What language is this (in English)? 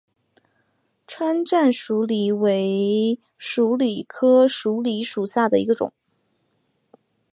Chinese